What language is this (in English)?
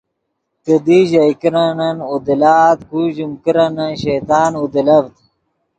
Yidgha